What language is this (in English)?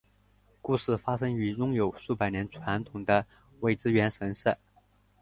Chinese